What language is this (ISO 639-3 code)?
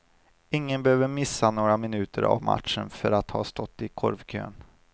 swe